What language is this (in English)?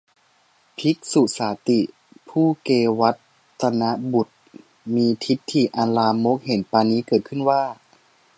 Thai